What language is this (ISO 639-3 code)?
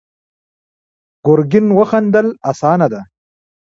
pus